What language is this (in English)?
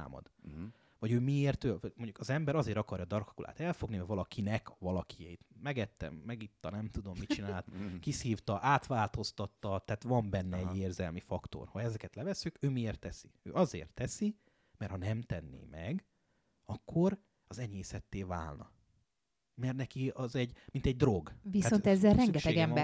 Hungarian